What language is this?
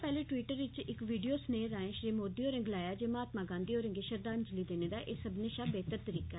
Dogri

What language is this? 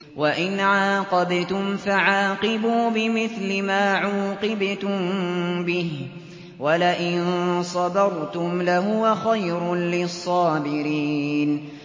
Arabic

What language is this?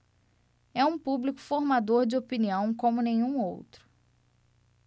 Portuguese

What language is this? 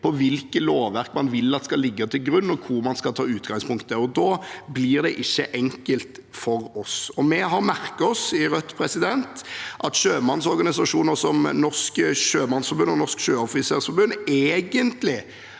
Norwegian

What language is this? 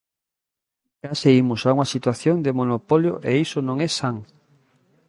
Galician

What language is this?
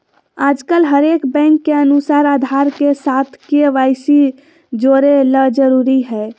Magahi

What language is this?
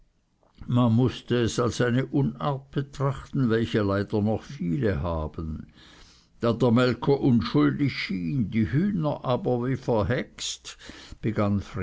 German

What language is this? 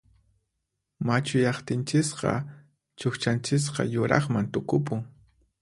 Puno Quechua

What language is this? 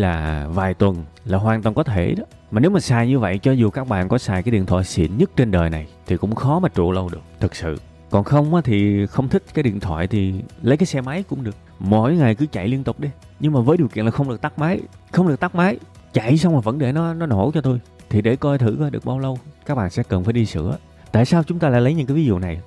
Vietnamese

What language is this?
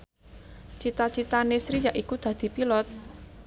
Javanese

